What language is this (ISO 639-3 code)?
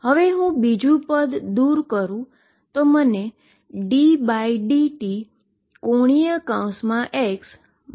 guj